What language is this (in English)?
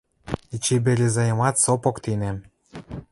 Western Mari